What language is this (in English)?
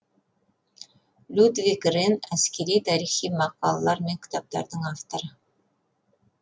Kazakh